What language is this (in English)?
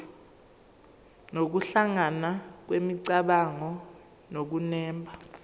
Zulu